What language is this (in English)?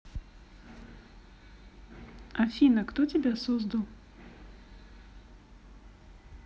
Russian